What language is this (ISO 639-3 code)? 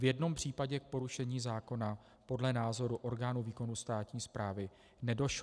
ces